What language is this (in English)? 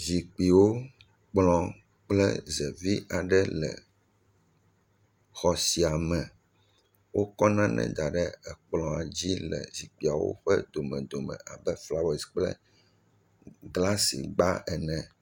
Ewe